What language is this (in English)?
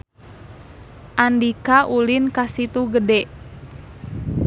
Sundanese